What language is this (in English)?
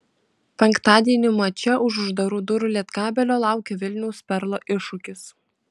Lithuanian